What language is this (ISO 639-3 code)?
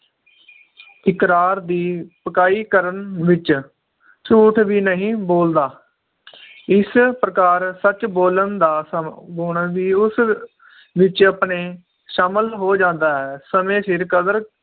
pan